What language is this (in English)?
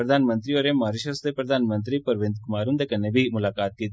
Dogri